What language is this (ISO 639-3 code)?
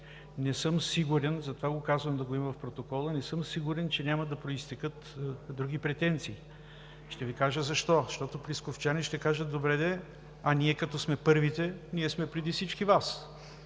bul